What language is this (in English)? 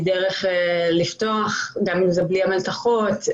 Hebrew